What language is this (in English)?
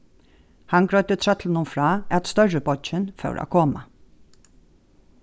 Faroese